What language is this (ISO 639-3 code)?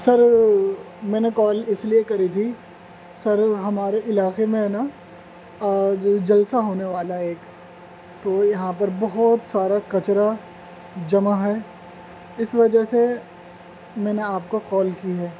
urd